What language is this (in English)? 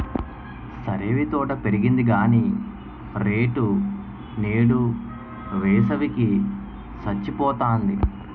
Telugu